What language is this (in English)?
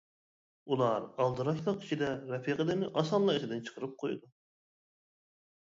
Uyghur